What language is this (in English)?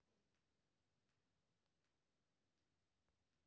Maithili